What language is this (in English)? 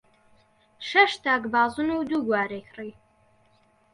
Central Kurdish